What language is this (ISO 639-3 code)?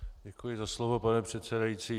ces